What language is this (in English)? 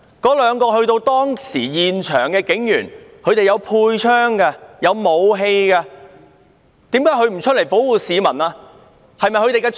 Cantonese